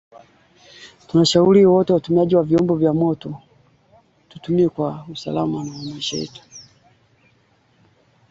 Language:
Swahili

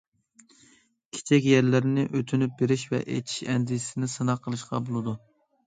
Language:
Uyghur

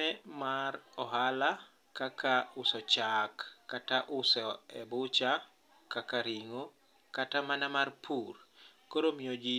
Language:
Luo (Kenya and Tanzania)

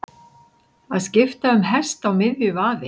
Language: Icelandic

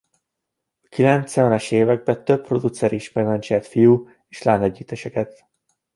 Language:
Hungarian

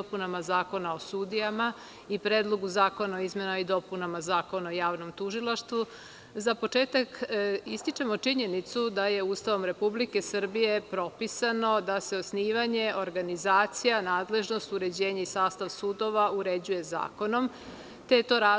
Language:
Serbian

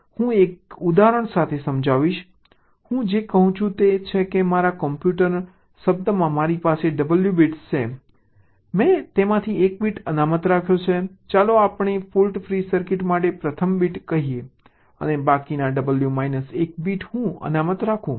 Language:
Gujarati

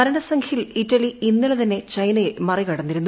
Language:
Malayalam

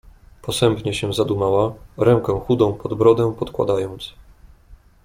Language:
Polish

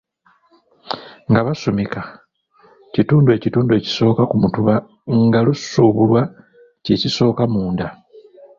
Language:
Ganda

